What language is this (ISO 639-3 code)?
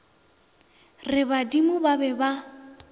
nso